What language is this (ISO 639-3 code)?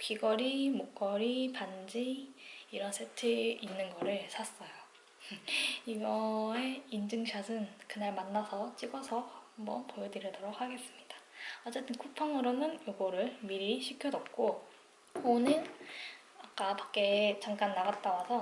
kor